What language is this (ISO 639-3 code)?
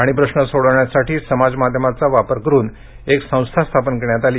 mar